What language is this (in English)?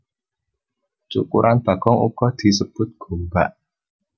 Javanese